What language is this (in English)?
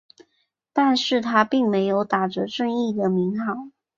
Chinese